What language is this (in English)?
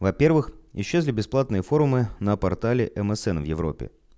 Russian